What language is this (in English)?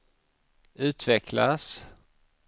Swedish